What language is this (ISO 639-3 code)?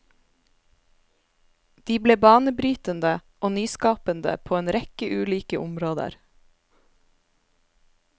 nor